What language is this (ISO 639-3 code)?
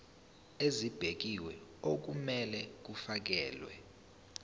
zul